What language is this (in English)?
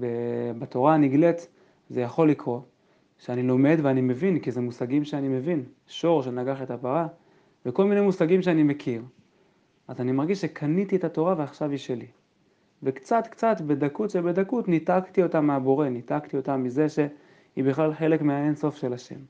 Hebrew